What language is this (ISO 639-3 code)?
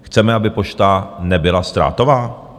ces